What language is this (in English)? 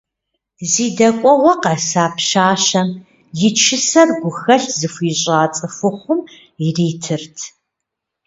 Kabardian